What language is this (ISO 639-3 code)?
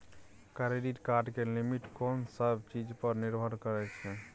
mai